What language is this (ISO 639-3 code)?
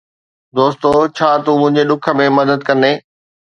snd